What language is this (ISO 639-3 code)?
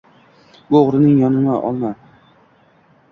uzb